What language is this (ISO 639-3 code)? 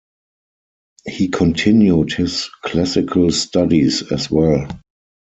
eng